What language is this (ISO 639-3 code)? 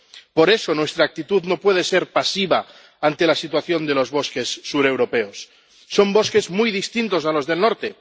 spa